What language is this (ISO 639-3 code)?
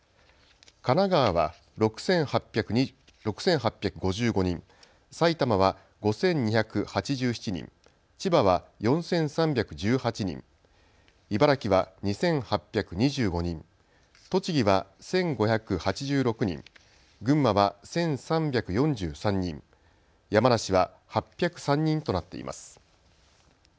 jpn